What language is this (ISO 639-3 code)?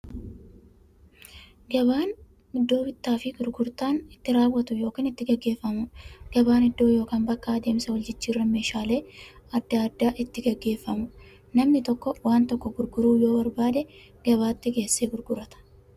orm